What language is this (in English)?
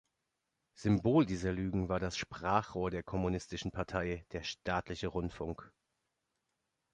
German